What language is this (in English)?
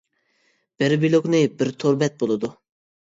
Uyghur